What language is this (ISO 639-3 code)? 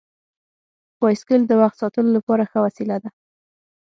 pus